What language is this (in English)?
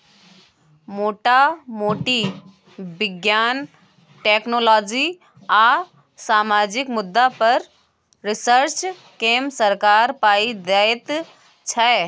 Maithili